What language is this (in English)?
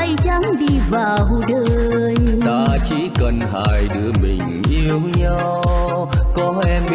Vietnamese